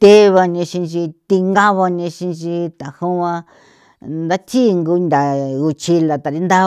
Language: San Felipe Otlaltepec Popoloca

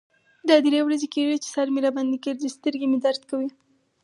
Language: Pashto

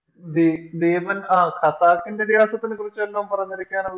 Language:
Malayalam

